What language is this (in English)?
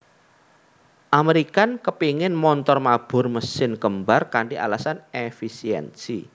Javanese